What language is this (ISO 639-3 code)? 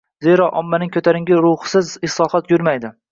uzb